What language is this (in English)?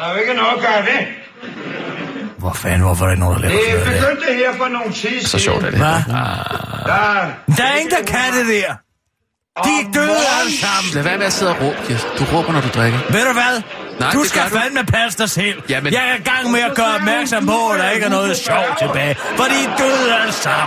Danish